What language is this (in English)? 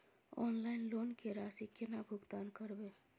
Maithili